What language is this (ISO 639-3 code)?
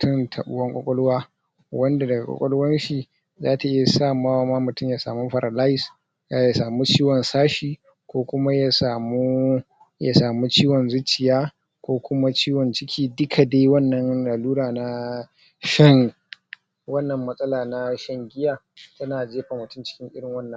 hau